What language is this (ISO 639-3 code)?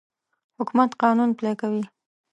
pus